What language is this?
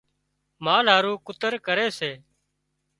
Wadiyara Koli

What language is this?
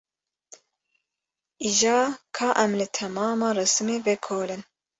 Kurdish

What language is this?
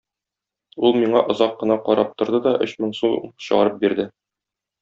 Tatar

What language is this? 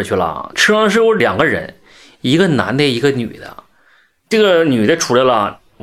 Chinese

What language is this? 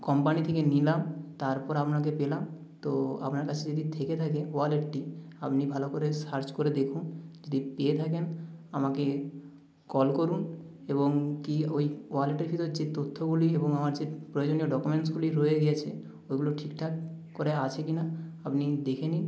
Bangla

